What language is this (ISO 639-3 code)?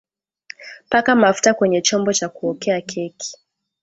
swa